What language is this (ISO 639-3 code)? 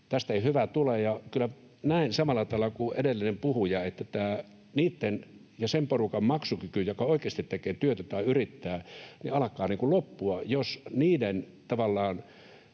fin